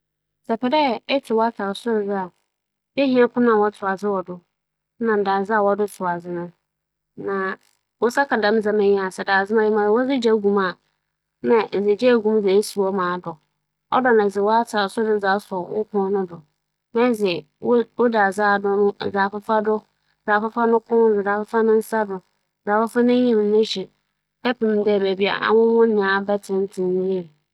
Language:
Akan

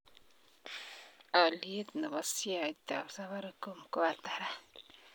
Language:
Kalenjin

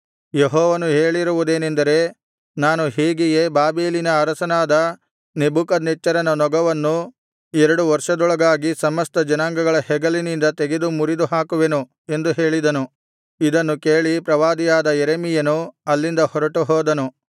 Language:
Kannada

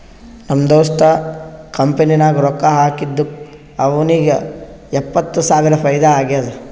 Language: Kannada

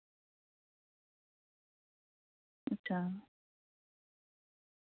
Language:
Santali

